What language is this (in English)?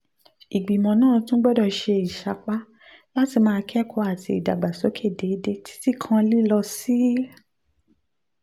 Yoruba